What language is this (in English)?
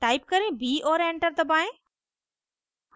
Hindi